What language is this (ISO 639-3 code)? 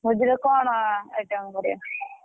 ori